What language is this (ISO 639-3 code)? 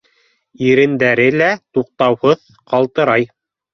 bak